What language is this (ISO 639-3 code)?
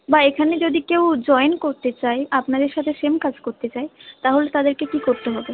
ben